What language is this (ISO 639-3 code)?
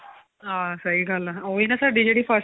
pan